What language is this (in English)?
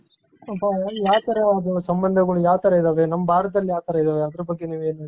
Kannada